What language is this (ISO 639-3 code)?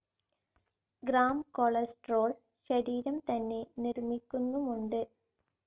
mal